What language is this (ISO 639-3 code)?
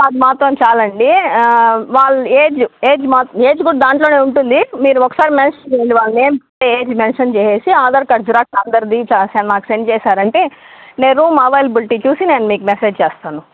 tel